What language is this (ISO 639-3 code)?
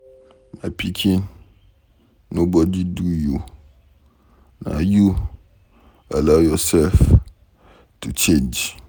pcm